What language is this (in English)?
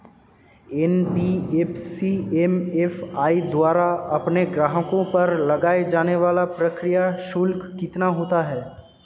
Hindi